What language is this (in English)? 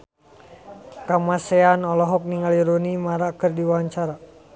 Sundanese